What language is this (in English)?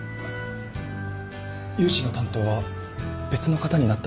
Japanese